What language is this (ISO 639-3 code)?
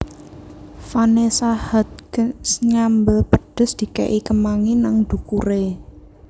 jav